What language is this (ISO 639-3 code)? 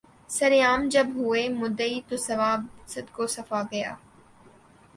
urd